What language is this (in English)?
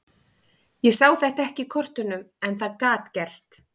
Icelandic